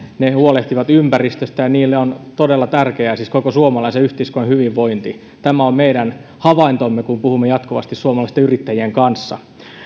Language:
Finnish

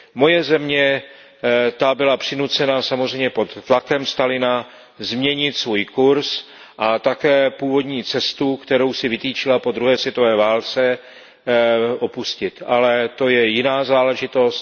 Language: Czech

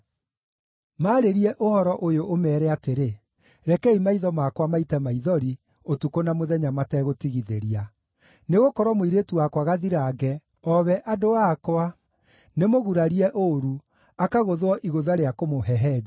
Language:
Kikuyu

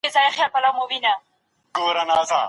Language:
Pashto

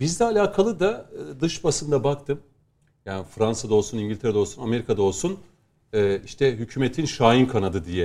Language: Turkish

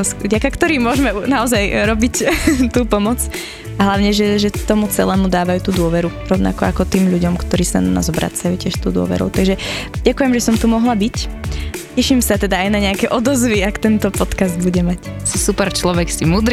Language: Slovak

